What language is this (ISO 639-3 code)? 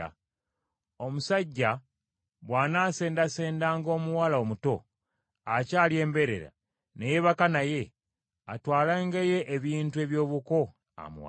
lug